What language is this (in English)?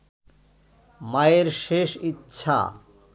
Bangla